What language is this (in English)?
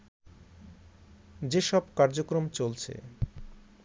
Bangla